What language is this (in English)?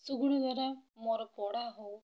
Odia